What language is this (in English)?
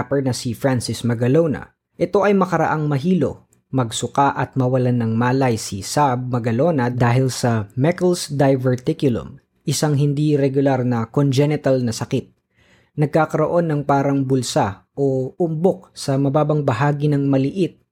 Filipino